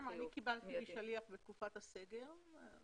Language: Hebrew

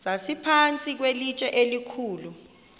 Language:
Xhosa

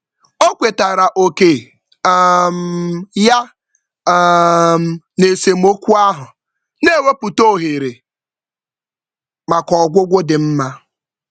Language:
Igbo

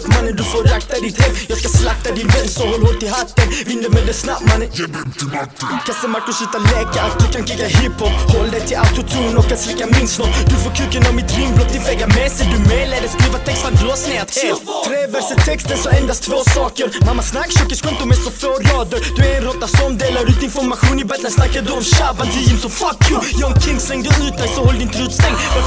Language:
Swedish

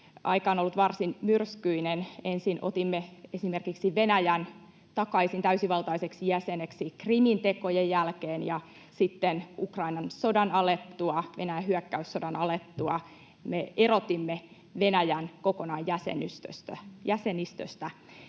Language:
Finnish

